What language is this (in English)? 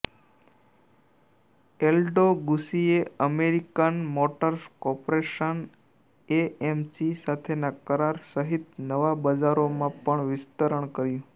Gujarati